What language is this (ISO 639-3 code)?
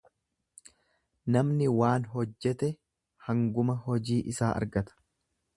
orm